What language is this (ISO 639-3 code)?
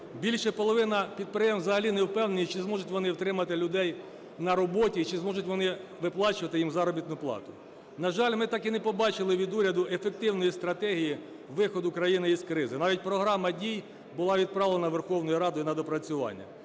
ukr